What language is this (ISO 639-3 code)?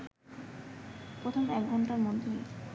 ben